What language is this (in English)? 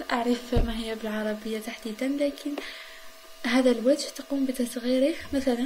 Arabic